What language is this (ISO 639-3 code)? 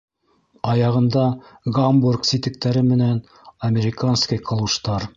bak